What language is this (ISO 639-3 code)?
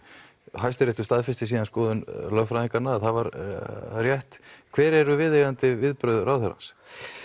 isl